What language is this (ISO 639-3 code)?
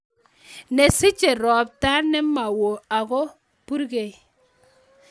kln